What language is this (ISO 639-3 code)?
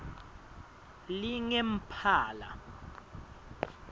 ssw